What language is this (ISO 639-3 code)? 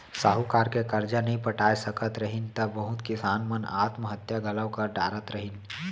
hne